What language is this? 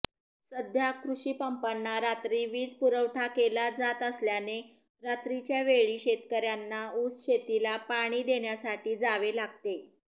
Marathi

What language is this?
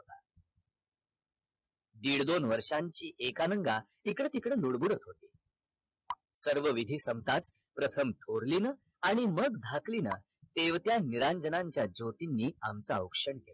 Marathi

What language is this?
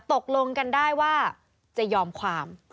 Thai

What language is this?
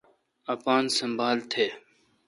Kalkoti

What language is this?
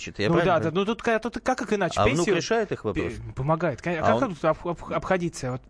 Russian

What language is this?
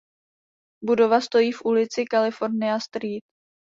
Czech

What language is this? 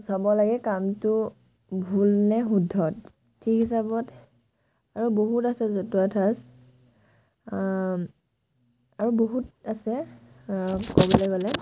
Assamese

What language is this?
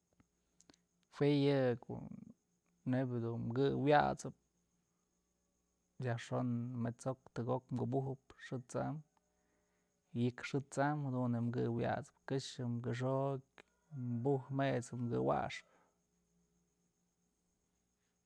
Mazatlán Mixe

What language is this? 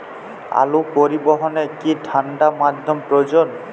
Bangla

